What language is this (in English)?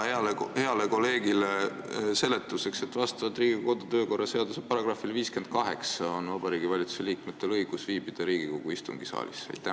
Estonian